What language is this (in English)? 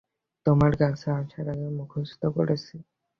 Bangla